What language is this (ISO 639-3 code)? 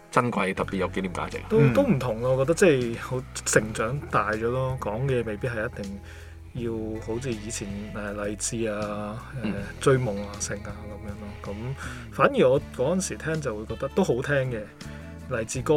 zho